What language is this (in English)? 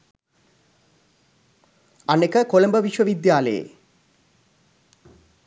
Sinhala